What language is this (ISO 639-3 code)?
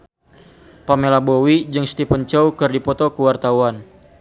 sun